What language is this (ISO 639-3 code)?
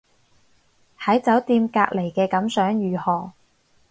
yue